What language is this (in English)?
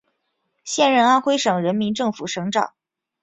Chinese